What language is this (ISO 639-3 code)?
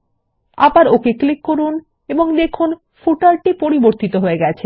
ben